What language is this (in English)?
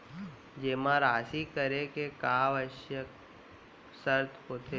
Chhattisgarhi